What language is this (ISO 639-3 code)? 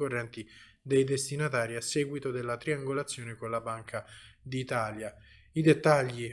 ita